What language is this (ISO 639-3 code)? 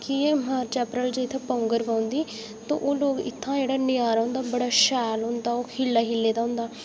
doi